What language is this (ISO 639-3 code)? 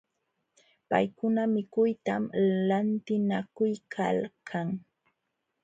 qxw